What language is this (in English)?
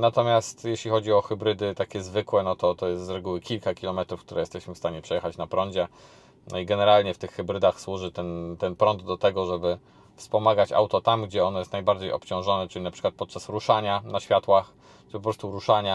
Polish